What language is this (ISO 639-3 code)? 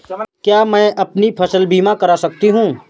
hin